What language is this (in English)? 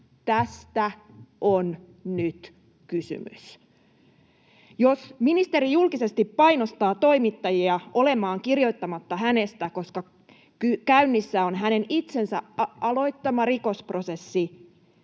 Finnish